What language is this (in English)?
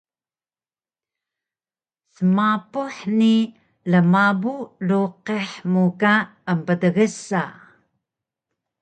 Taroko